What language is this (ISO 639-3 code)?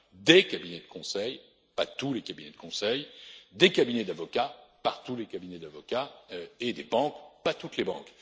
fra